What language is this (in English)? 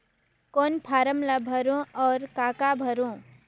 Chhattisgarhi